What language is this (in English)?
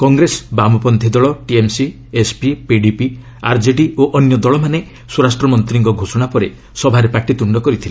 Odia